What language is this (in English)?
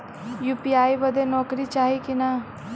Bhojpuri